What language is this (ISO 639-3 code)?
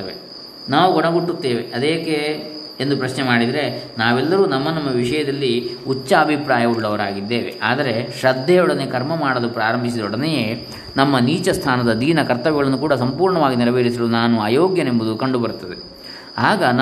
kan